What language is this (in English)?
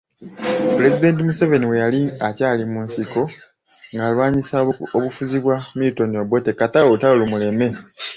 Ganda